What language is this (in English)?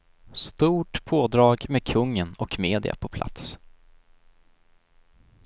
Swedish